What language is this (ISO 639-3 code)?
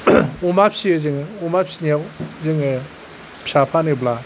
brx